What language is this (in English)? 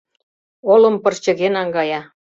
Mari